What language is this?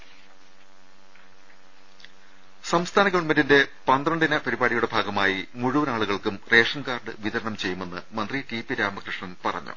Malayalam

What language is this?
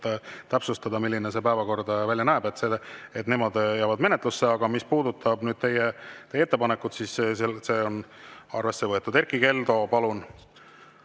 Estonian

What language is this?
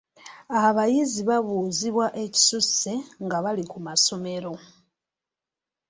Ganda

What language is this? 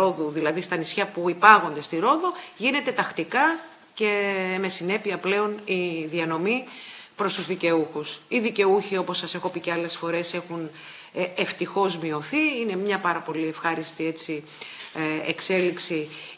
Greek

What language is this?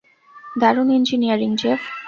Bangla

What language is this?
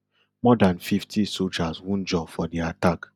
Nigerian Pidgin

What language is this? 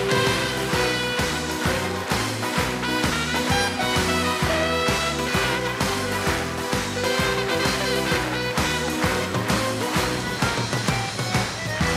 Russian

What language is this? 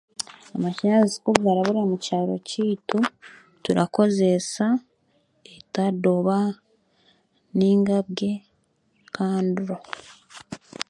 Chiga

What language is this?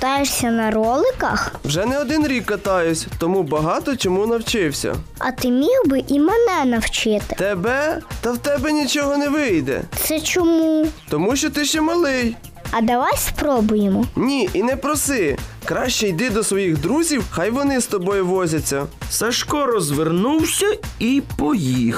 Ukrainian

